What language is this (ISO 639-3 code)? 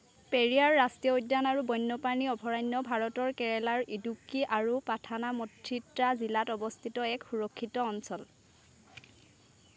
asm